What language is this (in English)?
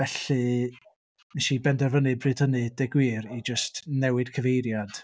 Welsh